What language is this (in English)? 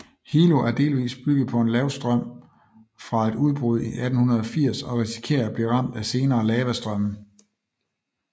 Danish